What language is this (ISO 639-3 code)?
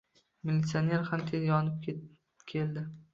uzb